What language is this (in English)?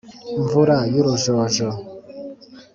Kinyarwanda